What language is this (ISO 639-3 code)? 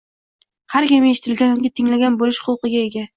uzb